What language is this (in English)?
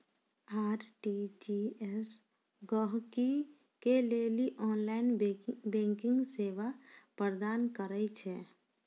Maithili